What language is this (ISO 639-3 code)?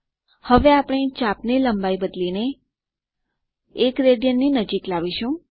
guj